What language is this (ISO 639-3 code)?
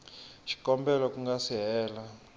tso